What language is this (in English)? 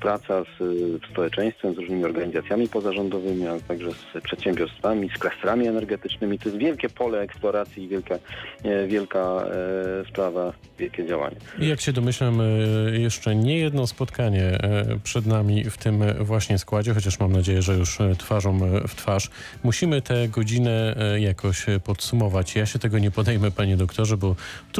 Polish